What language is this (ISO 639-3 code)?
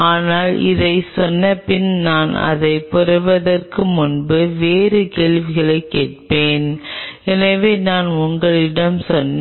tam